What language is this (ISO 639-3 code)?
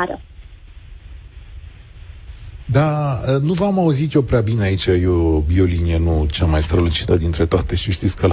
ron